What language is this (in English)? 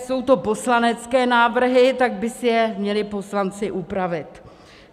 Czech